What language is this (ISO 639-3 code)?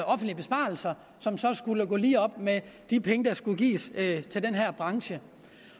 dan